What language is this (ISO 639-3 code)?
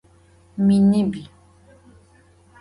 ady